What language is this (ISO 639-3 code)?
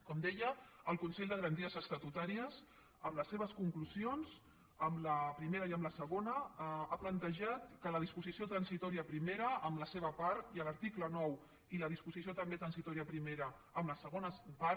cat